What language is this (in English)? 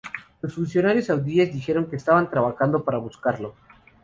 Spanish